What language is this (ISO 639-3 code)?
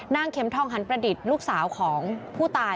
tha